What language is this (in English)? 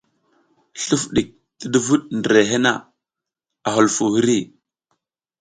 South Giziga